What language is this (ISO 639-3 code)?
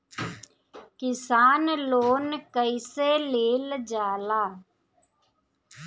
bho